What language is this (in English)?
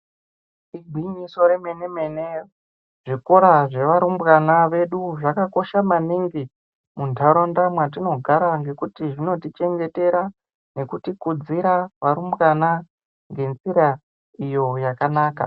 Ndau